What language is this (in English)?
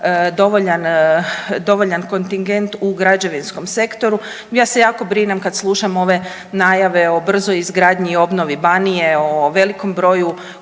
Croatian